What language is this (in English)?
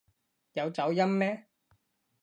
Cantonese